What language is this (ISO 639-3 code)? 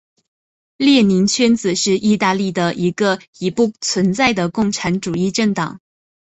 zho